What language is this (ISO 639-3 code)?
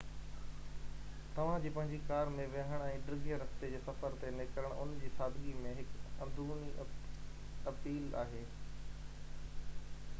snd